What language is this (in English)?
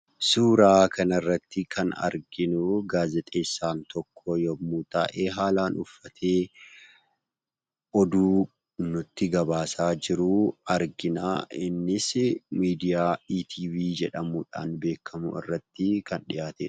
Oromo